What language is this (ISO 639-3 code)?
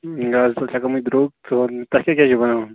kas